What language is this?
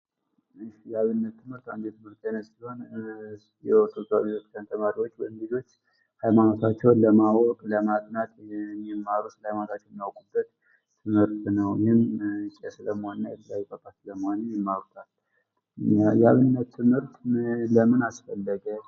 Amharic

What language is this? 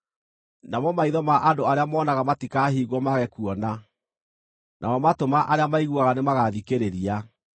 Kikuyu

